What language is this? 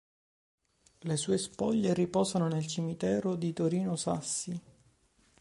Italian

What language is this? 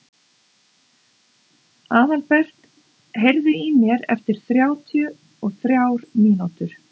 Icelandic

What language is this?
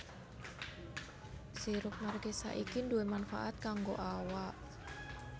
Javanese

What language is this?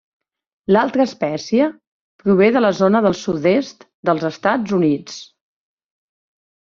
Catalan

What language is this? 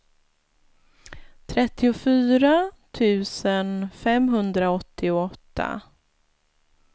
Swedish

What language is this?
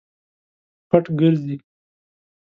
Pashto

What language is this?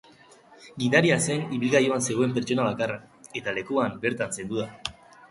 Basque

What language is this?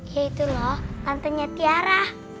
Indonesian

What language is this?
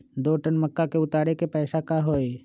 Magahi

